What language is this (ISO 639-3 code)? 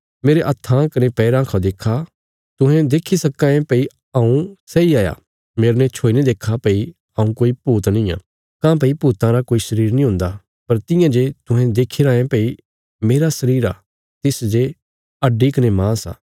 kfs